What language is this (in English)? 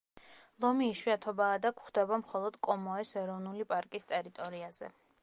Georgian